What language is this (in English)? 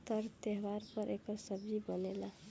Bhojpuri